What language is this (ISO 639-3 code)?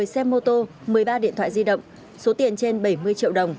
vie